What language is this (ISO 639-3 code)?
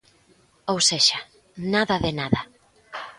glg